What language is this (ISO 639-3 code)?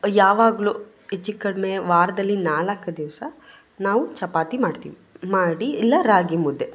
kan